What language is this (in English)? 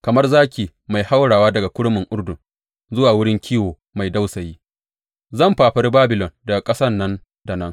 Hausa